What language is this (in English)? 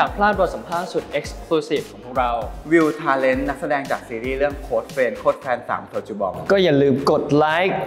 Thai